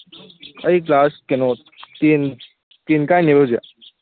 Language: Manipuri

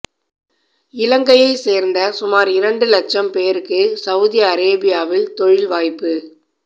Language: Tamil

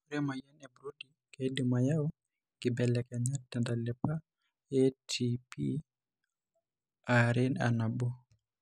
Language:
Masai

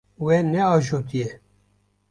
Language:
Kurdish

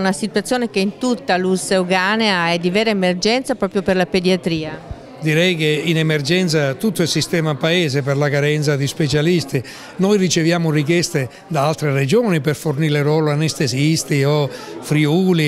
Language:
Italian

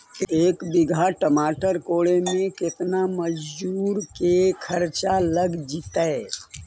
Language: Magahi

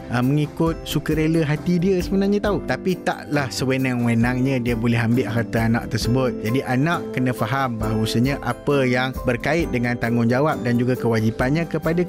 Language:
Malay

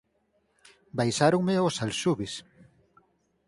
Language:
Galician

